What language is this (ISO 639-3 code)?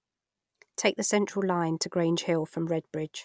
eng